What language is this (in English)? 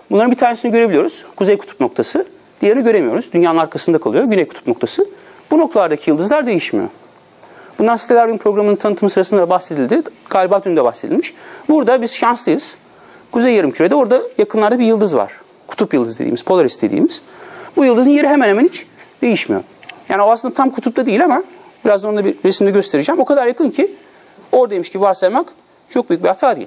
Turkish